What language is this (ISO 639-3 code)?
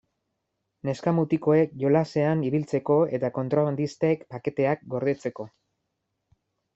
eus